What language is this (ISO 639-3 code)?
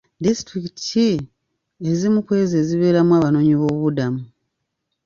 lug